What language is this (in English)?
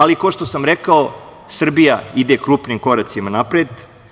Serbian